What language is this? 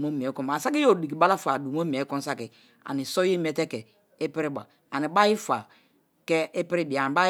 Kalabari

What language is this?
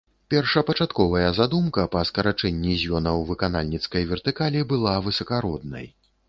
Belarusian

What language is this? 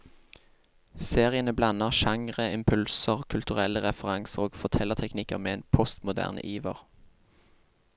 Norwegian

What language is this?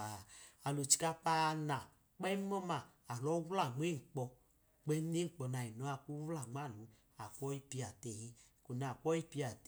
Idoma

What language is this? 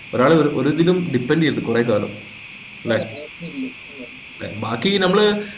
Malayalam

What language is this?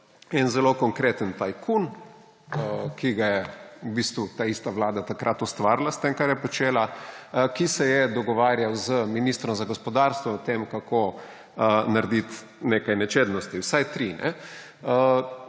Slovenian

